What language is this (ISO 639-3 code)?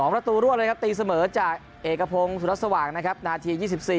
tha